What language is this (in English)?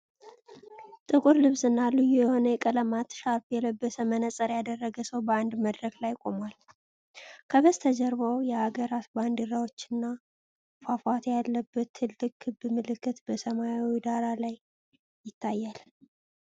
Amharic